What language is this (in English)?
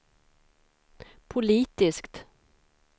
Swedish